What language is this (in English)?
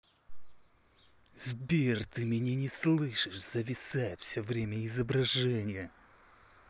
Russian